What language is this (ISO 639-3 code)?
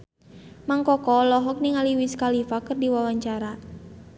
sun